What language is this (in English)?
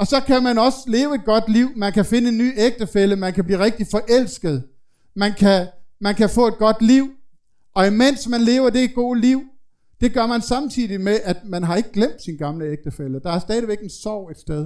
Danish